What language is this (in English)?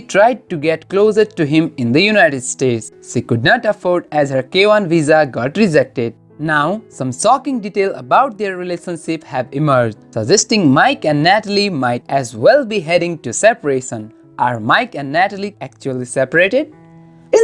English